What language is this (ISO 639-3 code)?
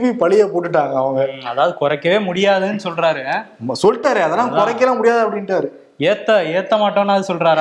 tam